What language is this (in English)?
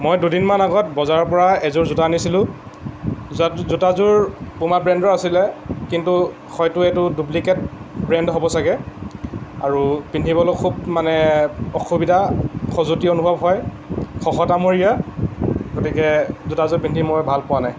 Assamese